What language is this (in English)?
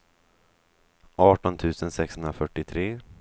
Swedish